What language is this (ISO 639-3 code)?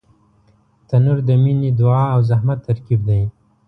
pus